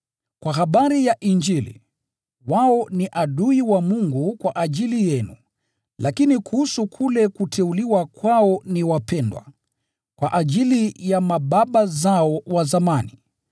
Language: Swahili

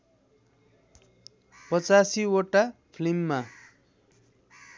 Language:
Nepali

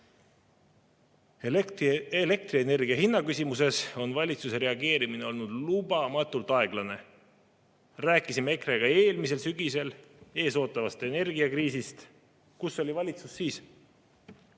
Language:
Estonian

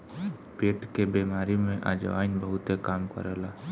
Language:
Bhojpuri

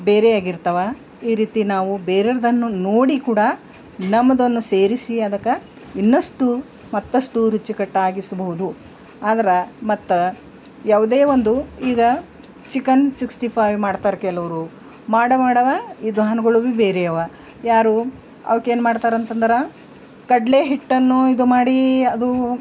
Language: Kannada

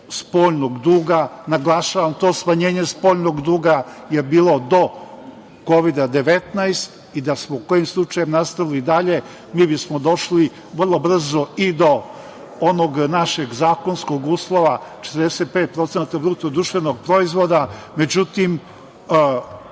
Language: Serbian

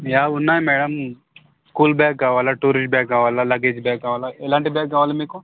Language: Telugu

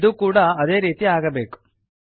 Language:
Kannada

